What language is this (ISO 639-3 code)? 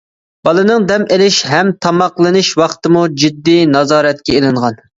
uig